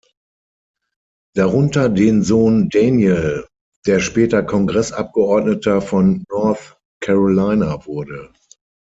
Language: German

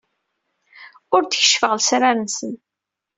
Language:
Kabyle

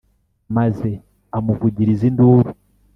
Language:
Kinyarwanda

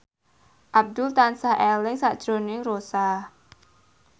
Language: Javanese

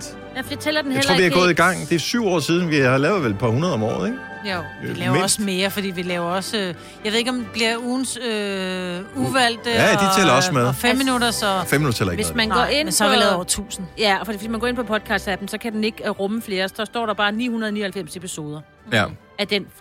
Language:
Danish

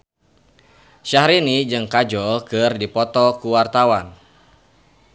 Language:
Sundanese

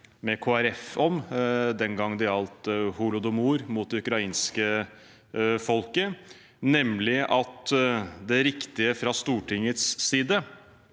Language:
Norwegian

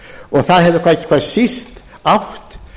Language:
Icelandic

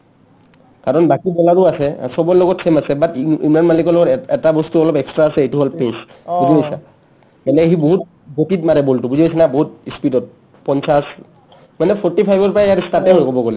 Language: Assamese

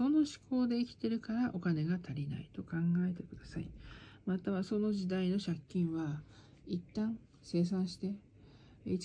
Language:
Japanese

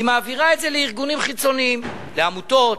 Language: Hebrew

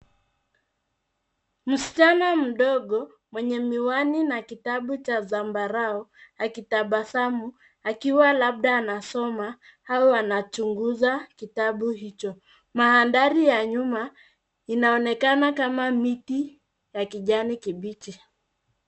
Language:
Swahili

